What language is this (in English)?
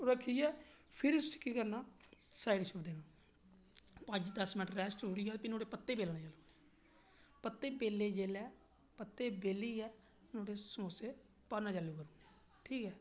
Dogri